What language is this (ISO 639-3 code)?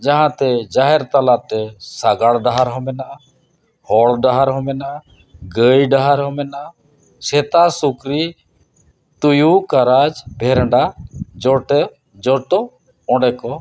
sat